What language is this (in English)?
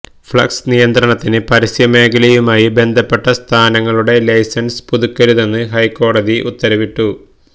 Malayalam